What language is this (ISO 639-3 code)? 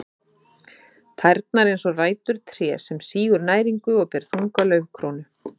isl